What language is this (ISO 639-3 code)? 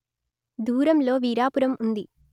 tel